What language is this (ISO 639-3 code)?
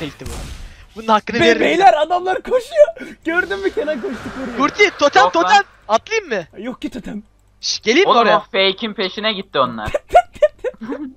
tur